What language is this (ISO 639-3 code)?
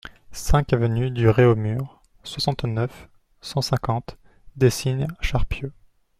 fra